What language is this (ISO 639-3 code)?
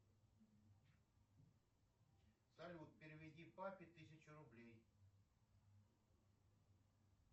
rus